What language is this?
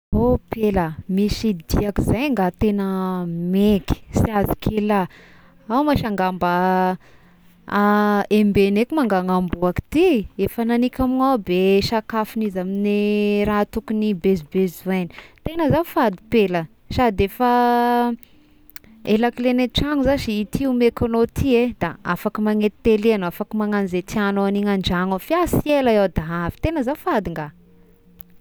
Tesaka Malagasy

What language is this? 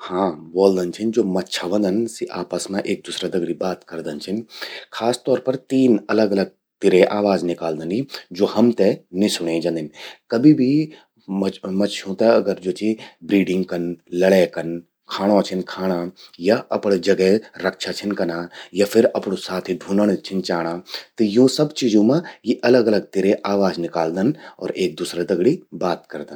Garhwali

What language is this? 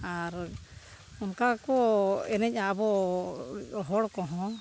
Santali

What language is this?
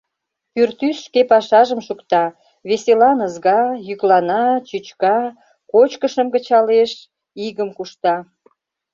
Mari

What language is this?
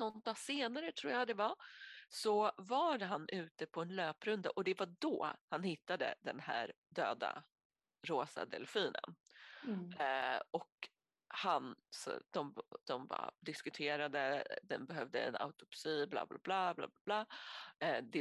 Swedish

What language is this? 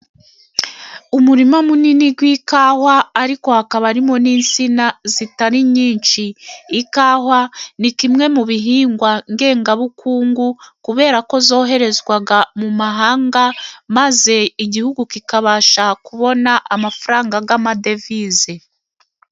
Kinyarwanda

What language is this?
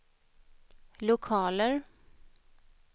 Swedish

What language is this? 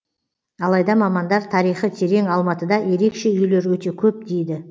Kazakh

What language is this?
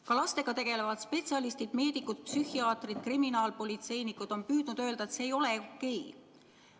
Estonian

